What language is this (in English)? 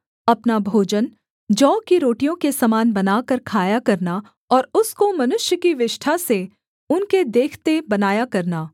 Hindi